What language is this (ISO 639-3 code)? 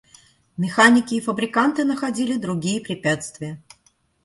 rus